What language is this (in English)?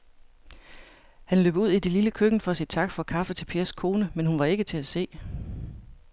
Danish